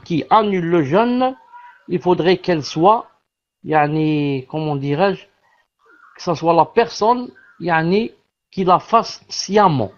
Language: French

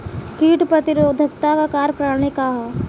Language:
Bhojpuri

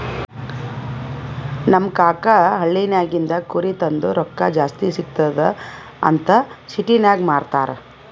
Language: Kannada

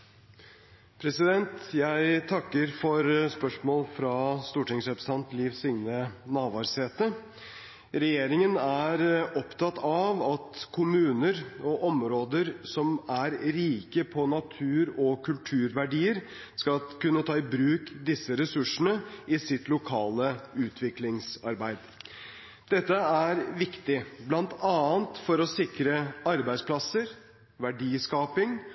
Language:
Norwegian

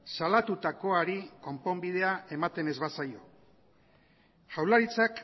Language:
Basque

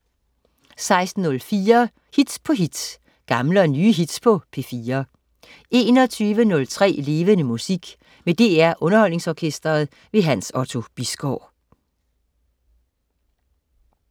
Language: Danish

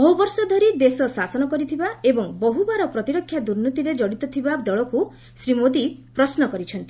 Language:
Odia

